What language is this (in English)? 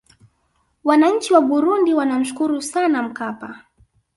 Swahili